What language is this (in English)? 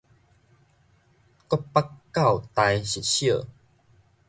Min Nan Chinese